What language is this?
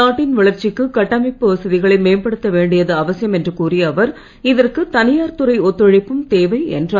Tamil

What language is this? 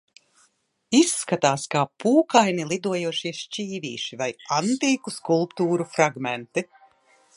Latvian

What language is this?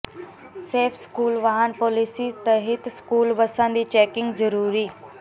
Punjabi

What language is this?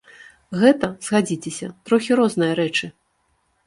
Belarusian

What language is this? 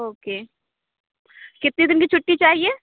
Urdu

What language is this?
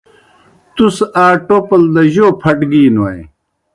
Kohistani Shina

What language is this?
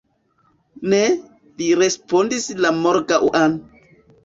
Esperanto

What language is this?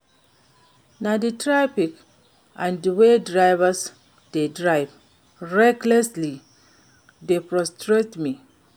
Nigerian Pidgin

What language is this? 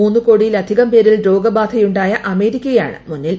Malayalam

